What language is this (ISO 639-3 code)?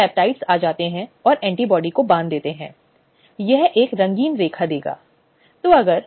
hin